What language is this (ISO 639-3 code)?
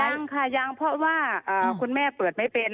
tha